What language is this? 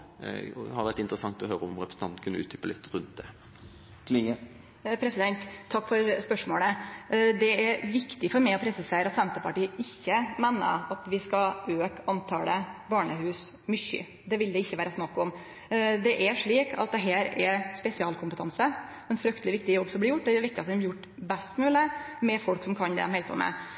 Norwegian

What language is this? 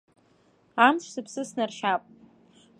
Abkhazian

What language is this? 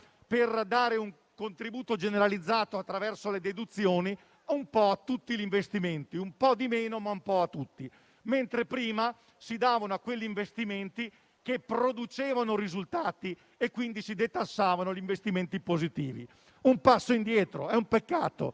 Italian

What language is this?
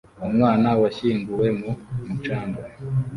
Kinyarwanda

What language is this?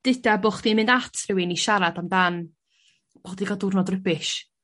Welsh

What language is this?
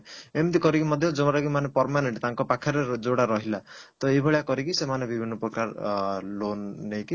Odia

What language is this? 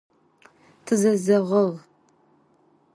Adyghe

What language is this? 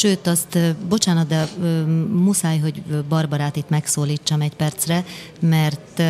Hungarian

